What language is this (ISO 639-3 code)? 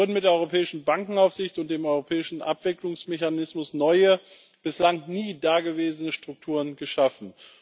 deu